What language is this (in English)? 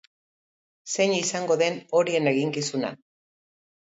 Basque